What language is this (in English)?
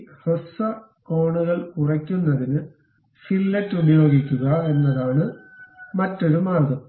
Malayalam